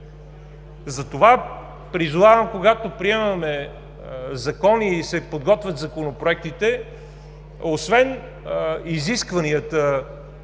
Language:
Bulgarian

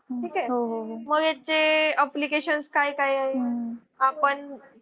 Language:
Marathi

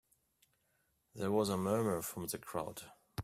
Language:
English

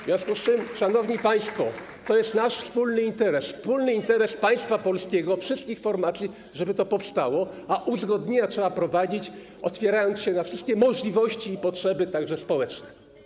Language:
Polish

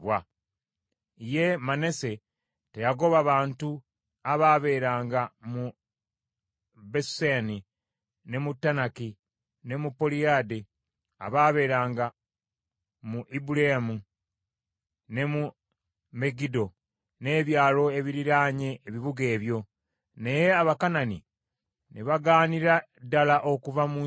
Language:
Ganda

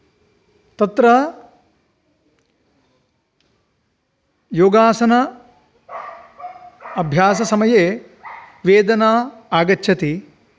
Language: Sanskrit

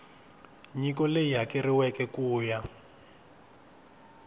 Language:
Tsonga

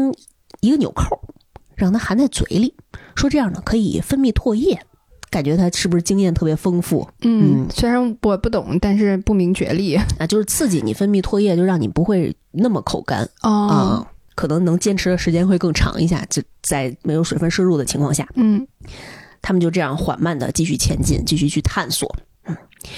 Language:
Chinese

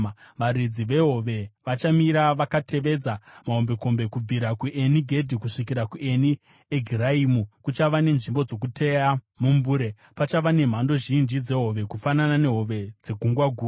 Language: Shona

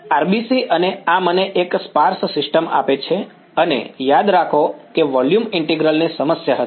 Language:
Gujarati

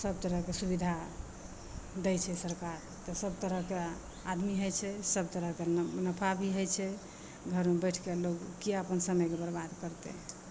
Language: Maithili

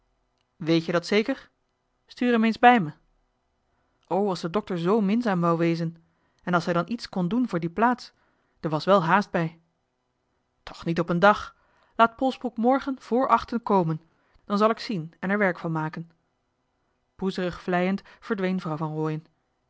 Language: Dutch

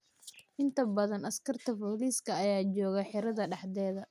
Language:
Somali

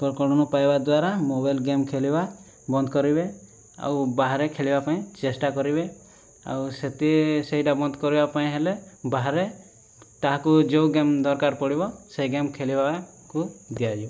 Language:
Odia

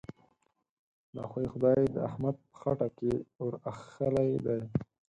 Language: Pashto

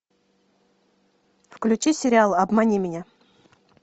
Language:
Russian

